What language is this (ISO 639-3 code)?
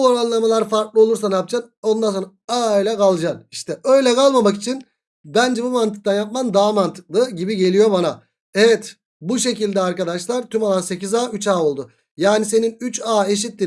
tur